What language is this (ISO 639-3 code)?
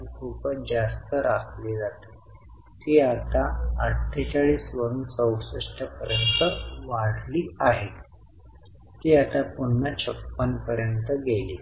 mar